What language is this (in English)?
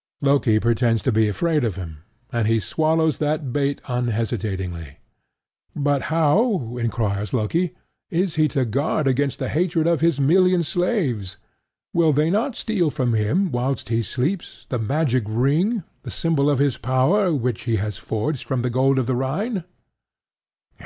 English